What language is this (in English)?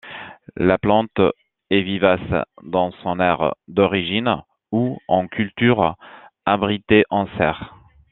French